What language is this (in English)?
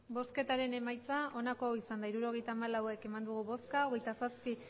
Basque